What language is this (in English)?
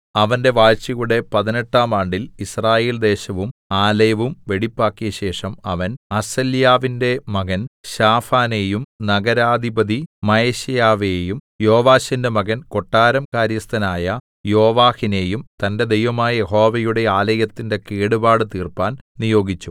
Malayalam